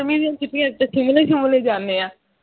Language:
Punjabi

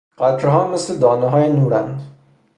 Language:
Persian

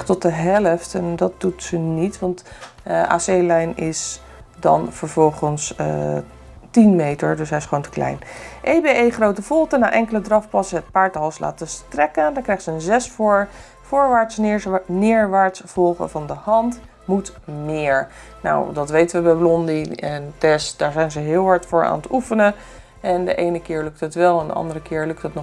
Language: Dutch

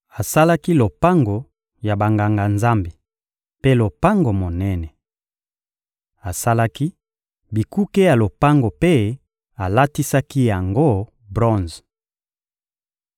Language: Lingala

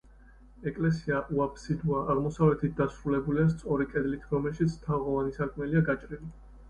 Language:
Georgian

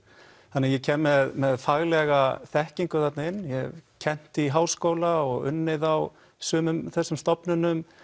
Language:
Icelandic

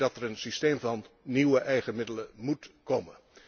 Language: Dutch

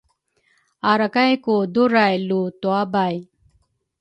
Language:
Rukai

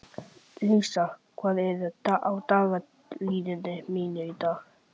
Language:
Icelandic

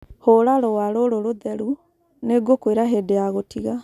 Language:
Kikuyu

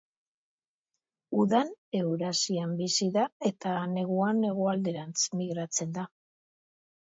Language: Basque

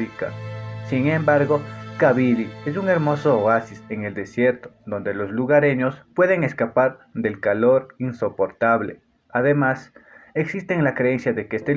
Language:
Spanish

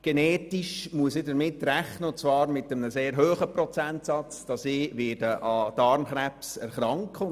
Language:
Swiss German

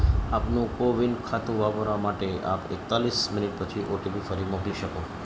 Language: Gujarati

